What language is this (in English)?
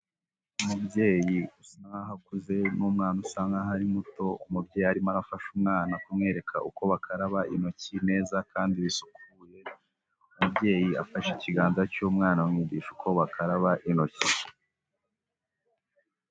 Kinyarwanda